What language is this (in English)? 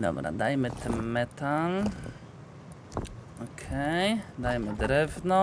Polish